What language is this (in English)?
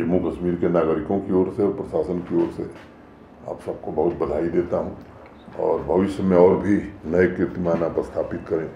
Hindi